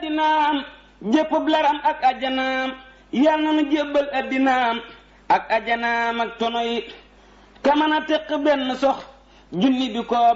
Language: Indonesian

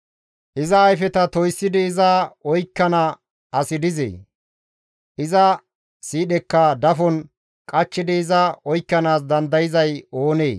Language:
Gamo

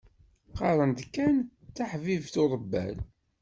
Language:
Kabyle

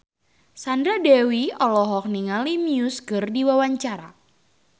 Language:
Sundanese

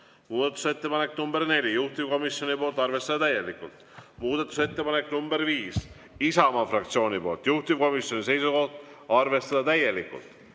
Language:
Estonian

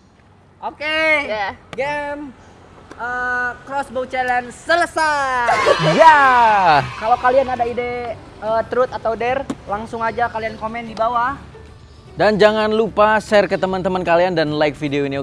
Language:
Indonesian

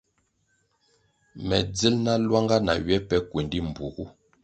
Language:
Kwasio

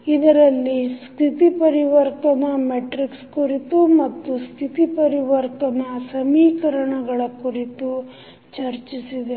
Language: Kannada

